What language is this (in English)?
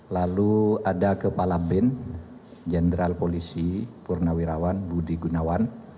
Indonesian